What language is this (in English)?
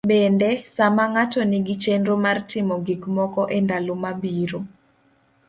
Luo (Kenya and Tanzania)